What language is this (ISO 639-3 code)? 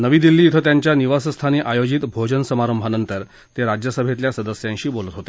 mar